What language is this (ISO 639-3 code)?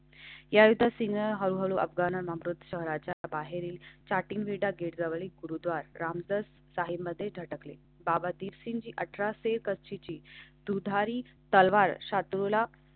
mar